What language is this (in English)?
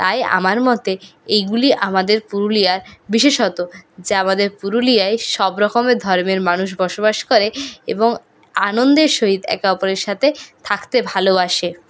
Bangla